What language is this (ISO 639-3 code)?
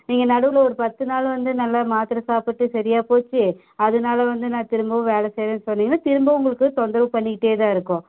tam